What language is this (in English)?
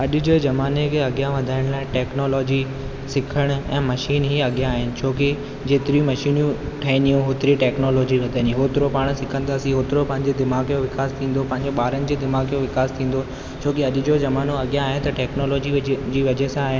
Sindhi